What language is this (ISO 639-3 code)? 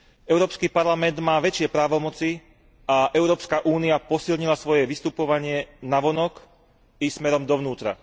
slk